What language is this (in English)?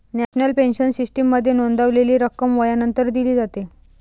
Marathi